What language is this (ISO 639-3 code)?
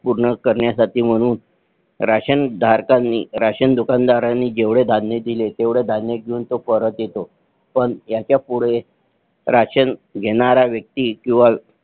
mar